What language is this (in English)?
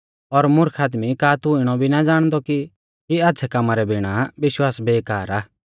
Mahasu Pahari